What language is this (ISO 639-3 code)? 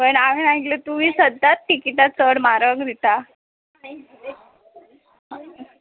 kok